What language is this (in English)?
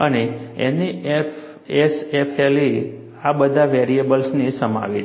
Gujarati